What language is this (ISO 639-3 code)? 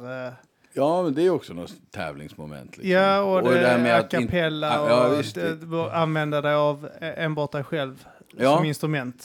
swe